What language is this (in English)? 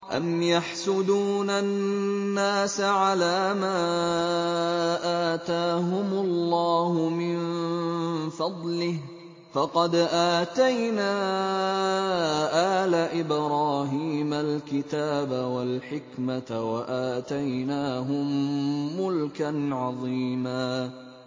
Arabic